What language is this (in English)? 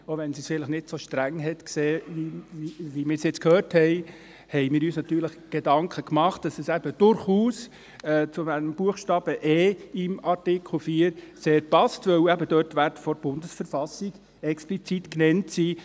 Swiss German